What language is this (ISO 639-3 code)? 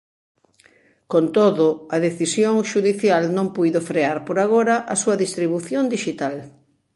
glg